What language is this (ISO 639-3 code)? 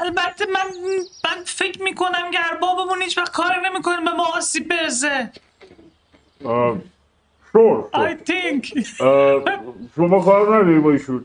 fas